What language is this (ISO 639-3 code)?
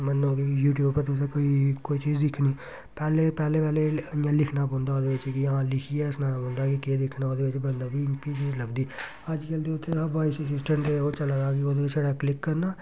doi